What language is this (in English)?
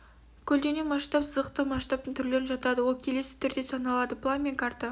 Kazakh